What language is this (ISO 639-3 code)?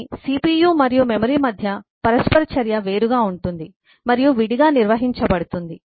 tel